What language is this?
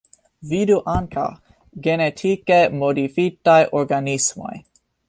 Esperanto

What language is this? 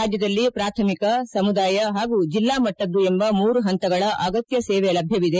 Kannada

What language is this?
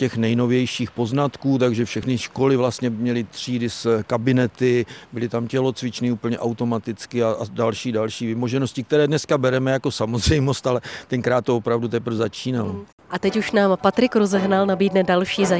Czech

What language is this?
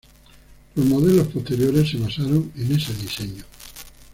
Spanish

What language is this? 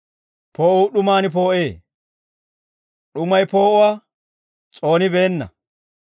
Dawro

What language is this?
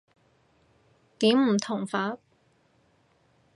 Cantonese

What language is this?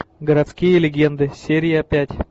Russian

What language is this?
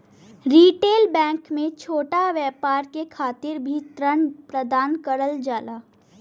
Bhojpuri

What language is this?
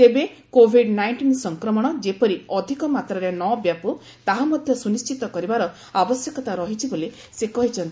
Odia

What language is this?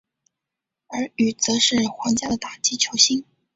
Chinese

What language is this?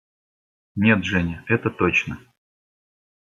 Russian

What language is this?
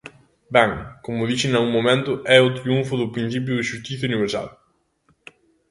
Galician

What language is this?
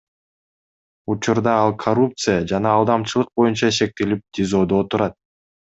Kyrgyz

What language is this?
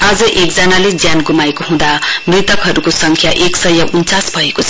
Nepali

